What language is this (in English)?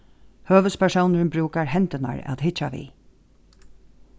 Faroese